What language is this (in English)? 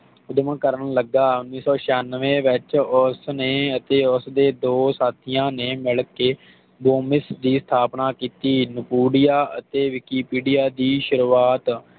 Punjabi